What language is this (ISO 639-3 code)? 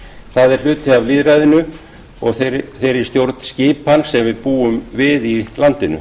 isl